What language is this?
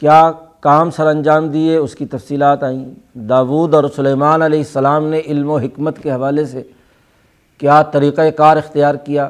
Urdu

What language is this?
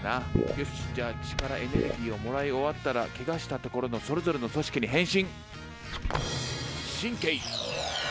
Japanese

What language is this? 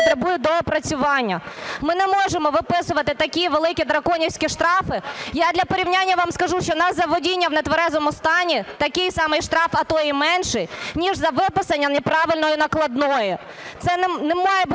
Ukrainian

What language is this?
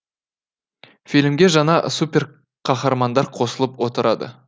Kazakh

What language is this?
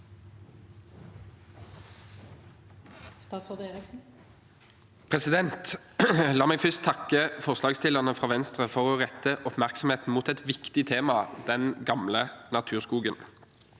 Norwegian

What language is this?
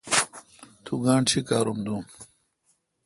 Kalkoti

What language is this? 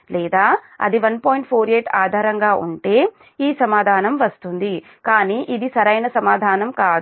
Telugu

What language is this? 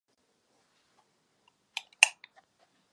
Czech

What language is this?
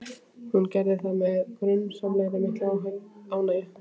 Icelandic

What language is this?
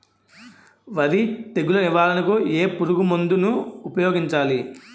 Telugu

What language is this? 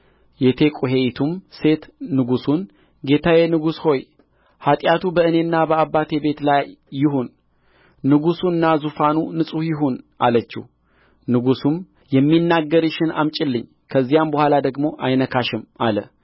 Amharic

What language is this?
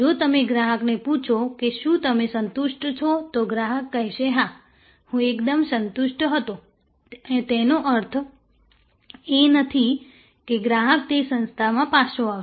Gujarati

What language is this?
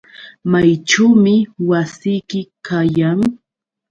Yauyos Quechua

